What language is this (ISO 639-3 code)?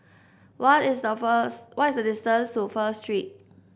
eng